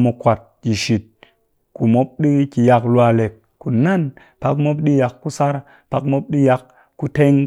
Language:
Cakfem-Mushere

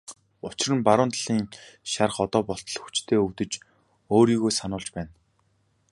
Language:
Mongolian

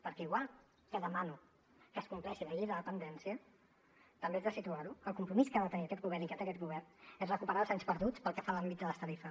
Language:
Catalan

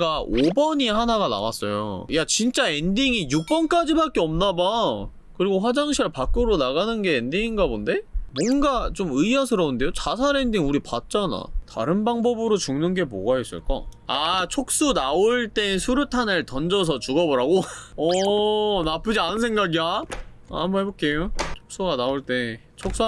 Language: Korean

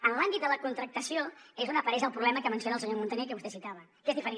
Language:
Catalan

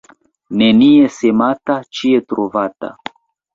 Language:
Esperanto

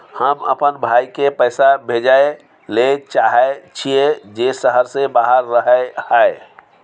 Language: Maithili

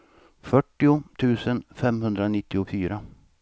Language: Swedish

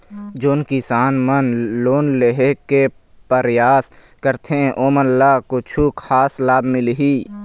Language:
Chhattisgarhi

